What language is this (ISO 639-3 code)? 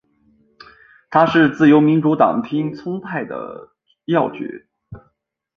zho